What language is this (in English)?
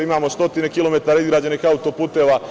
Serbian